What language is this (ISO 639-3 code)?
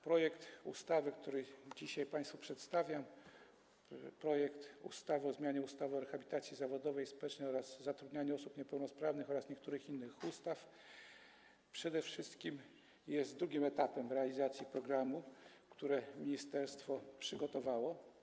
pol